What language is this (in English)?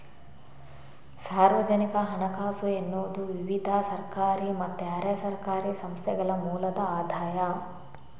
Kannada